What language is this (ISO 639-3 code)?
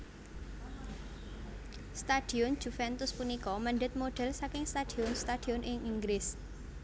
jav